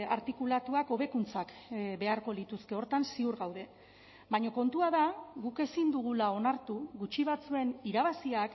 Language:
Basque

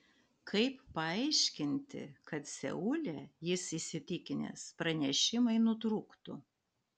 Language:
Lithuanian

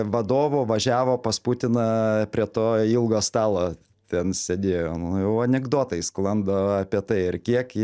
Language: Lithuanian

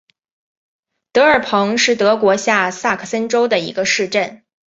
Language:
Chinese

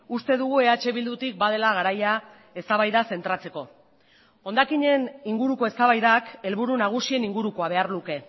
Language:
Basque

